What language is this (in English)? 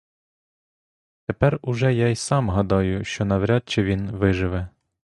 Ukrainian